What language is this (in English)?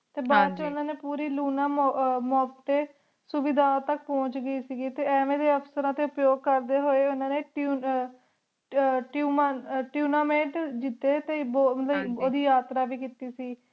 Punjabi